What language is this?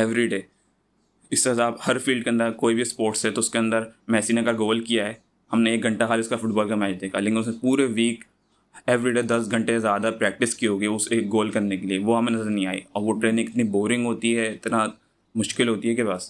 Urdu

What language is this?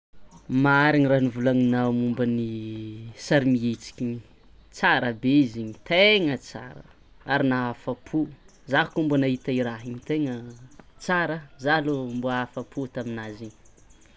Tsimihety Malagasy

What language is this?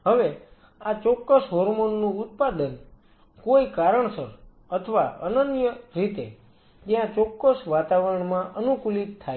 Gujarati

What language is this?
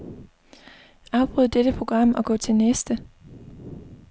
Danish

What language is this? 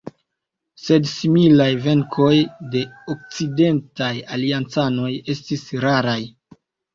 Esperanto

